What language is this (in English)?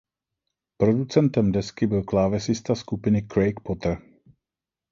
Czech